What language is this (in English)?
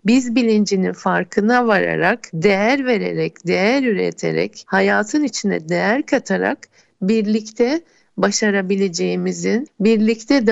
Turkish